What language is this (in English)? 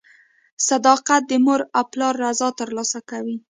Pashto